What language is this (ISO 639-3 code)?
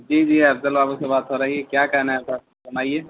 urd